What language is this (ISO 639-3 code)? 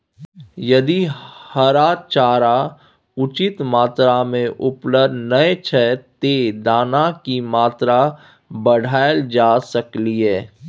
mai